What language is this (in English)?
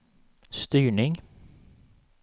Swedish